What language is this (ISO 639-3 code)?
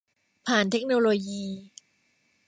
tha